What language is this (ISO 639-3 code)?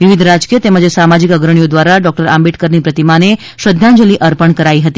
guj